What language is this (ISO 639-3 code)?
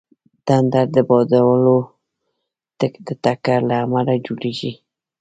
pus